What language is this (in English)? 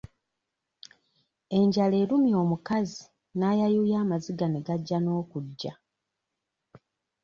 Ganda